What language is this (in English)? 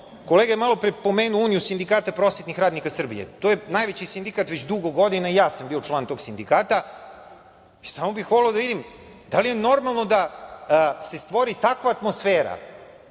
Serbian